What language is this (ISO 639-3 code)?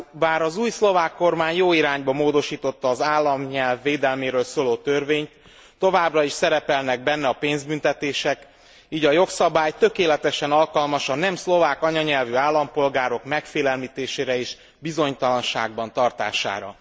hun